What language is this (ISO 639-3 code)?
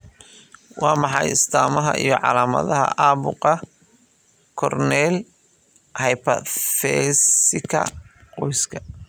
som